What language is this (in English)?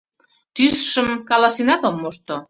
Mari